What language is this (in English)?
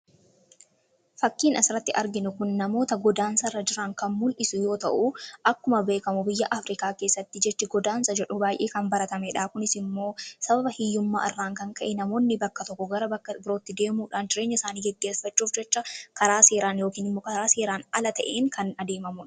Oromo